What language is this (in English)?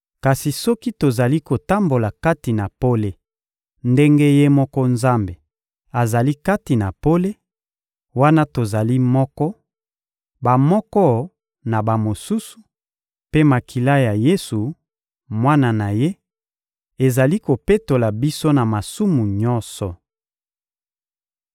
Lingala